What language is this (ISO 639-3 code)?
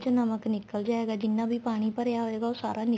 pan